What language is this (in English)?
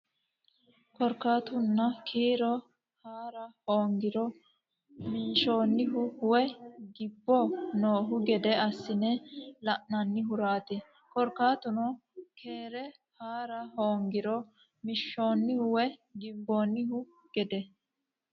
Sidamo